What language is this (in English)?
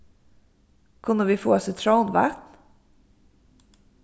Faroese